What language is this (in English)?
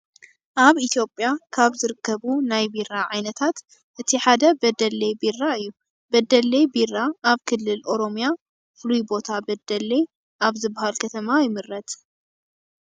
Tigrinya